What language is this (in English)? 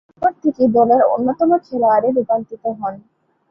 Bangla